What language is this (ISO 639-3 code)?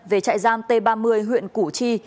vie